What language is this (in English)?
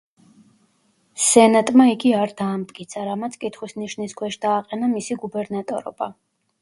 Georgian